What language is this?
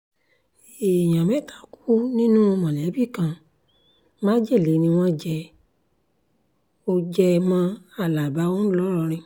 Yoruba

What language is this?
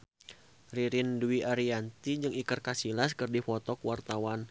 Sundanese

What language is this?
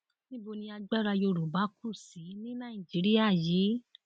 Yoruba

